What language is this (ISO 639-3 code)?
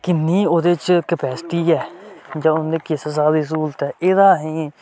doi